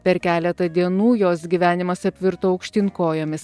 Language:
Lithuanian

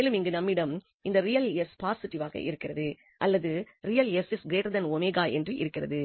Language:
Tamil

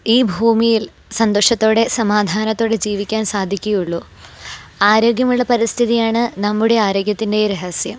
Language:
Malayalam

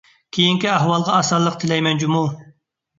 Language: Uyghur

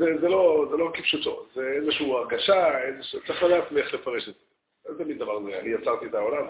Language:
Hebrew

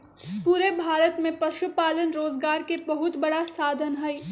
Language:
Magahi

